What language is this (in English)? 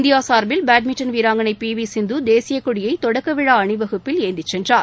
Tamil